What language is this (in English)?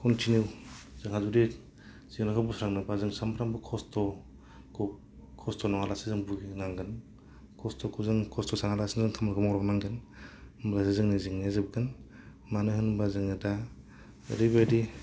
Bodo